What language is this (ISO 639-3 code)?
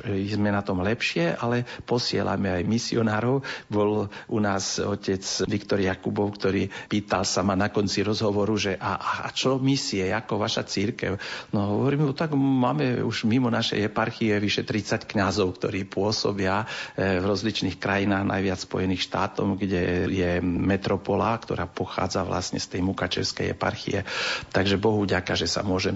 slk